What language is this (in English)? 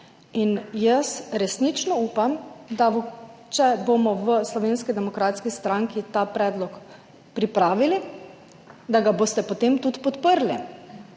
Slovenian